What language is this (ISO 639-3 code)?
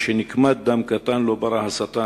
heb